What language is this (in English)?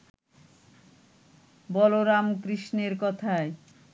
Bangla